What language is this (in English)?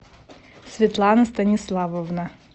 Russian